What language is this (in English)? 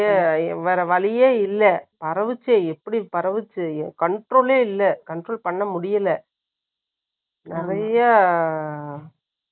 Tamil